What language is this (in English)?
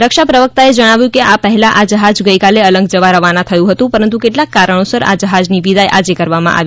Gujarati